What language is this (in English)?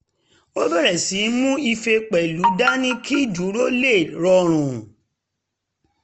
Yoruba